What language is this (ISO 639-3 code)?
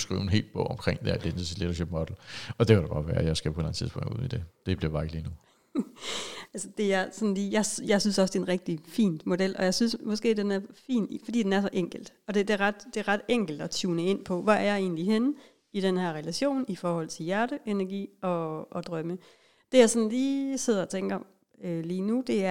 dan